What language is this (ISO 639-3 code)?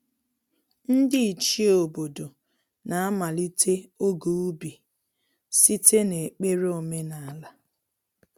ibo